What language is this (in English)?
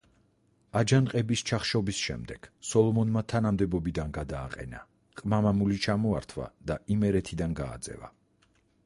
Georgian